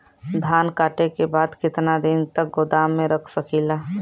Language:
Bhojpuri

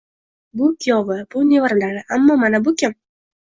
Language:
Uzbek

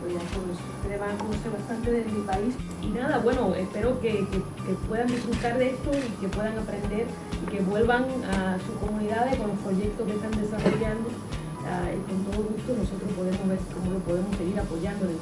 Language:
Spanish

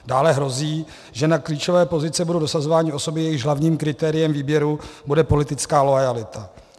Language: Czech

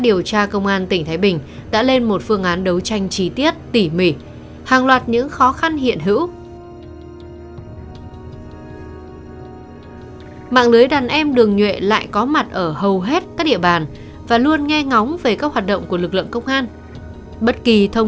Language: Vietnamese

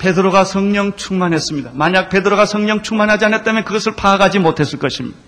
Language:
Korean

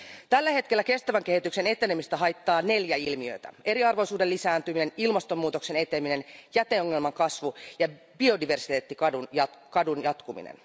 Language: Finnish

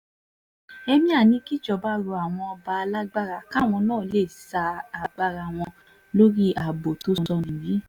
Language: Yoruba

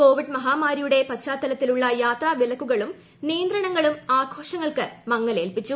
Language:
Malayalam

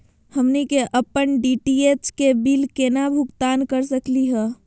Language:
Magahi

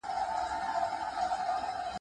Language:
Pashto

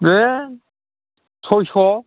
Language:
Bodo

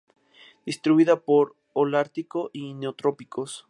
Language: Spanish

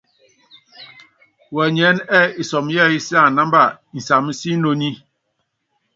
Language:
Yangben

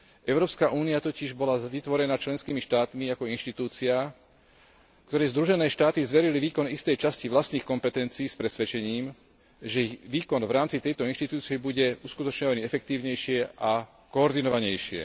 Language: Slovak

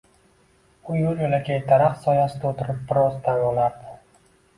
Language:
Uzbek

